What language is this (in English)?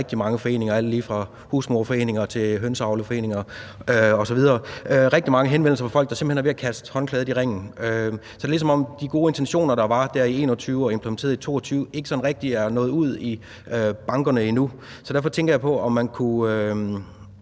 Danish